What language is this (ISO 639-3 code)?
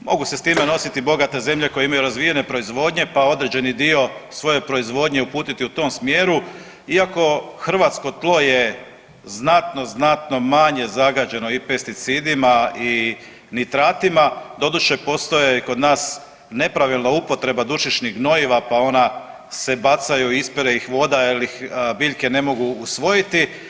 hrv